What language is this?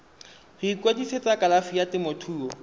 Tswana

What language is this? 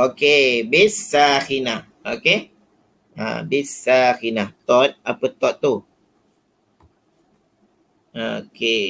Malay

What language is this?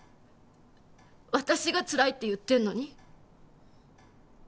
Japanese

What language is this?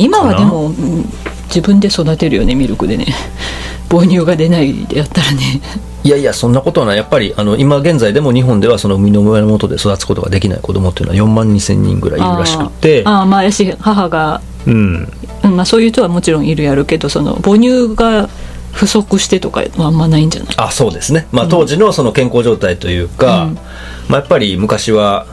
Japanese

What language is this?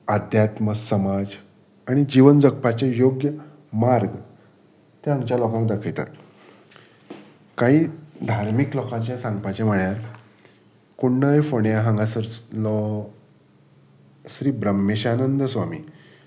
Konkani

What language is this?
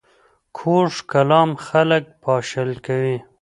Pashto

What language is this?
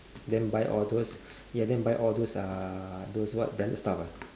English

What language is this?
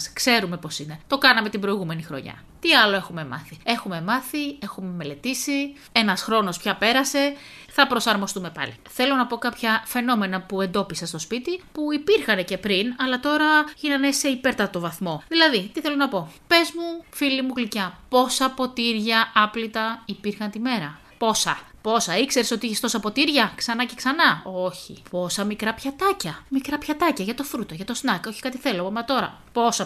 Greek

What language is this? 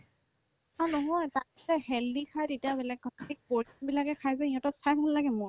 Assamese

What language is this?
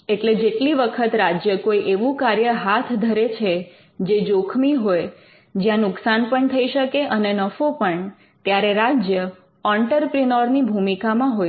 Gujarati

